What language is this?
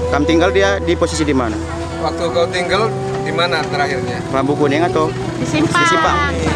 Indonesian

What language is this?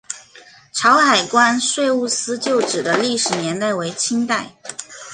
Chinese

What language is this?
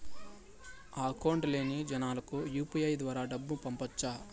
Telugu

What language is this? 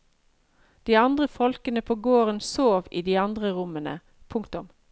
Norwegian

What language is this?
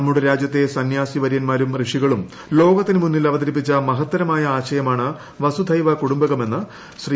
Malayalam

